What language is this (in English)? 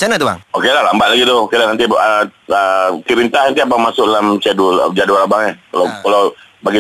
Malay